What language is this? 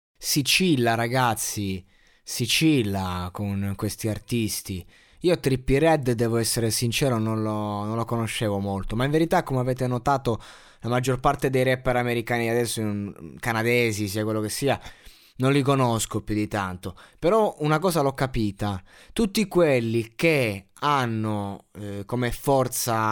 Italian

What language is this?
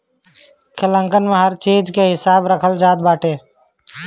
Bhojpuri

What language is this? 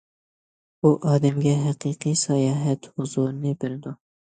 Uyghur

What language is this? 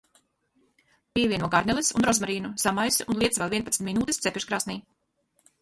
Latvian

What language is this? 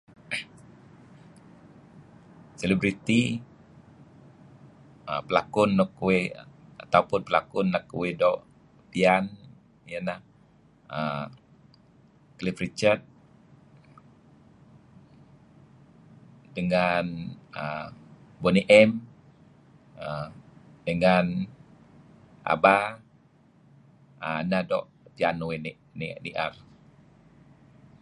Kelabit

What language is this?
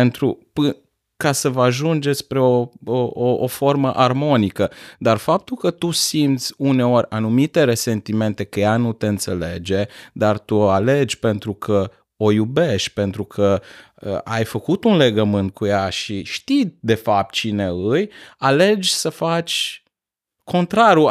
Romanian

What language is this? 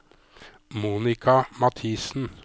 Norwegian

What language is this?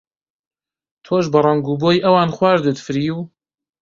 Central Kurdish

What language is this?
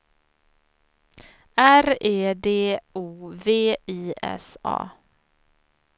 Swedish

